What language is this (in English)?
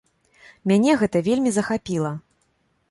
Belarusian